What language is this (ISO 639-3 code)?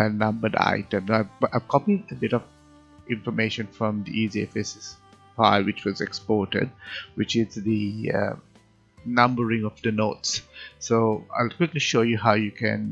eng